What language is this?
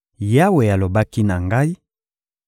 Lingala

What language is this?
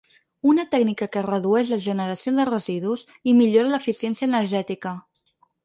Catalan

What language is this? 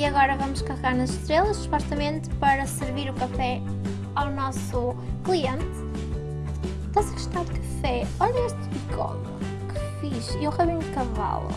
Portuguese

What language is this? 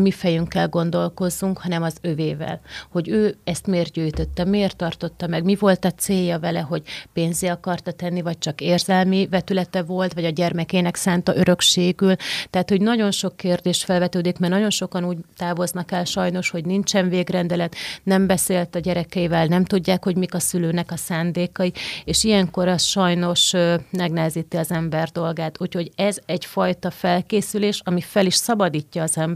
Hungarian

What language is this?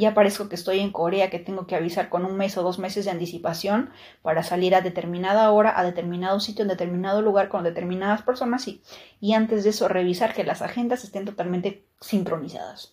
Spanish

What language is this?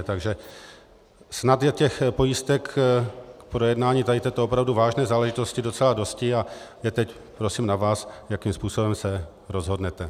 Czech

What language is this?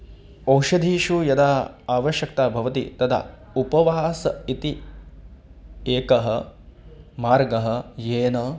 Sanskrit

